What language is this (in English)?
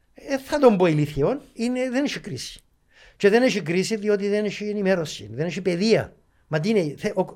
Greek